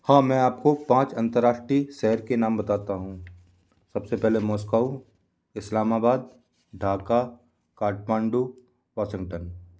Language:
Hindi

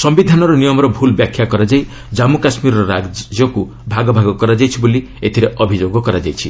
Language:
Odia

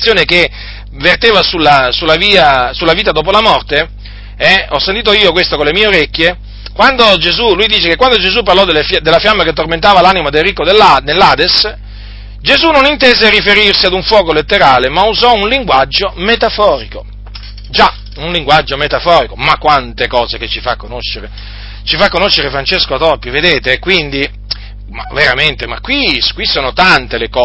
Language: Italian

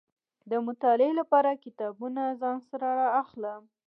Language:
Pashto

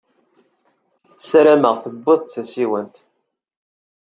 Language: Kabyle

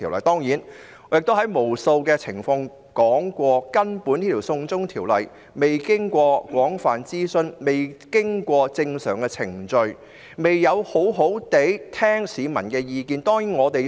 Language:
Cantonese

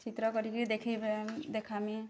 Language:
Odia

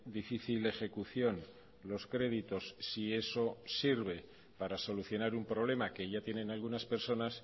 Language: Spanish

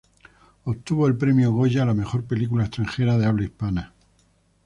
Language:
Spanish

